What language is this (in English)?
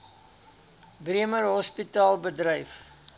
Afrikaans